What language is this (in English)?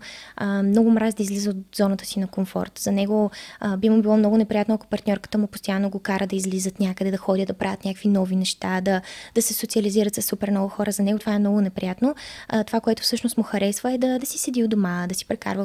Bulgarian